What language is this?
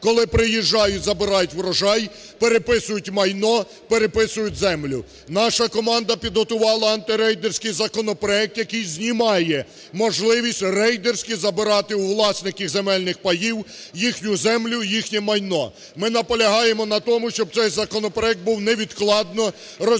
Ukrainian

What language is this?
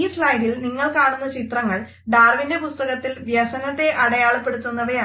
Malayalam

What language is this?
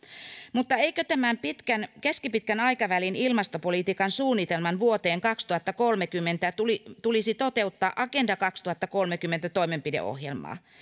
Finnish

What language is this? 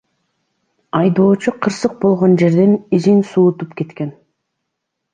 Kyrgyz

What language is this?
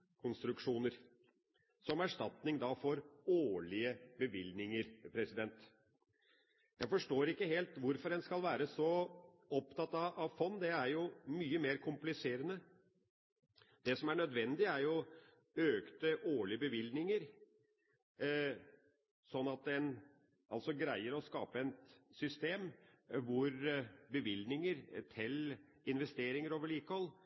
Norwegian Bokmål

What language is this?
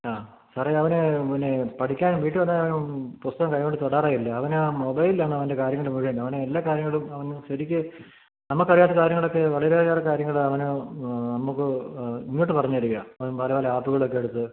Malayalam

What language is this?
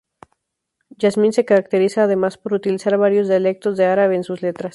Spanish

